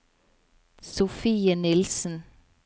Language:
Norwegian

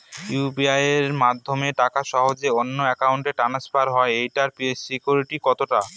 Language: Bangla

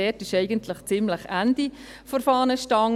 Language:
Swiss German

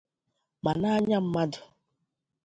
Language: Igbo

